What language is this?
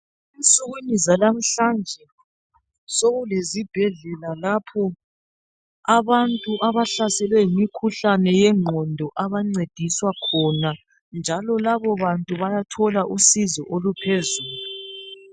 North Ndebele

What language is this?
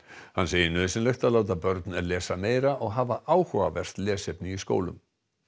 Icelandic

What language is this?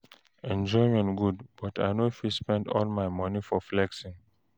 Nigerian Pidgin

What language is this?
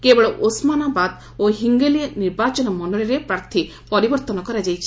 Odia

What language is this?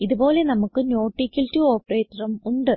Malayalam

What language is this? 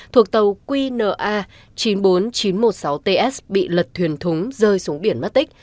Vietnamese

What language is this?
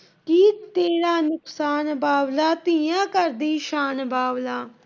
Punjabi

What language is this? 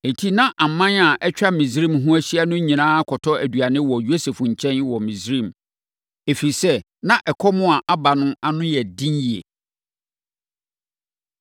Akan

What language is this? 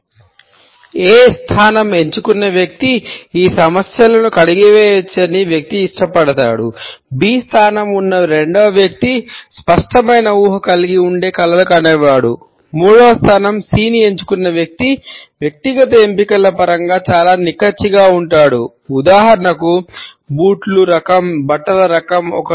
Telugu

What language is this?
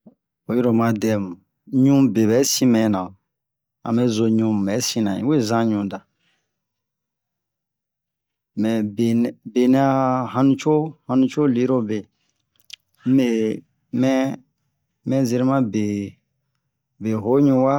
Bomu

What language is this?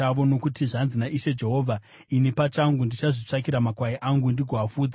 Shona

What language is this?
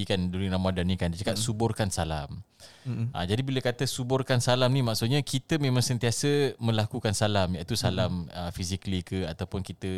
Malay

